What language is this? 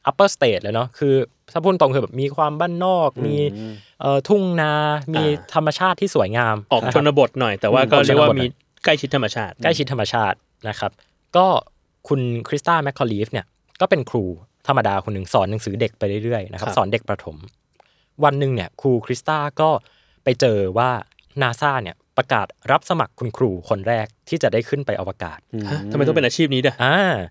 Thai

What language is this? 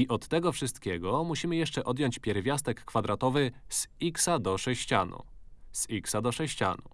Polish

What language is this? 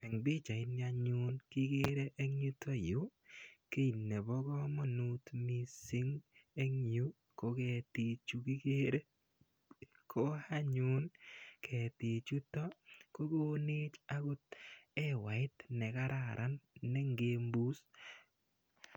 Kalenjin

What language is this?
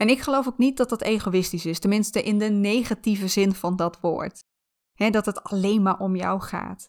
Dutch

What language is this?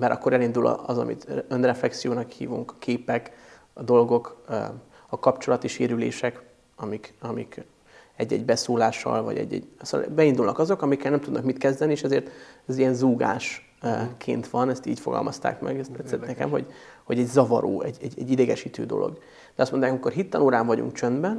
Hungarian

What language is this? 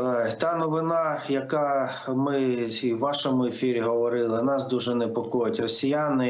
Ukrainian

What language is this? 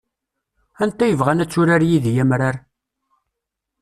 Kabyle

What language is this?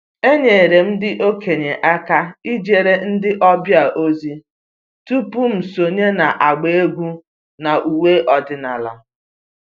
Igbo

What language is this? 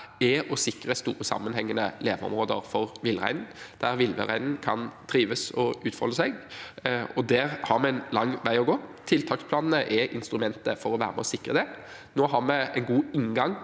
Norwegian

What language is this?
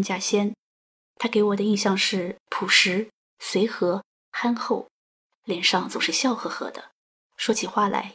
Chinese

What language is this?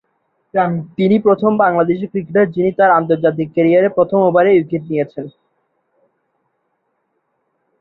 Bangla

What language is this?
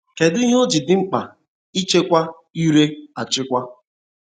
Igbo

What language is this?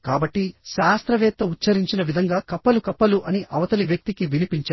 Telugu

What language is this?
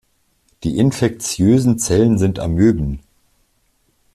German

